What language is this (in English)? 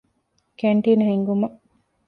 Divehi